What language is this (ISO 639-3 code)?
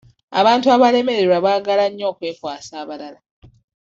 lug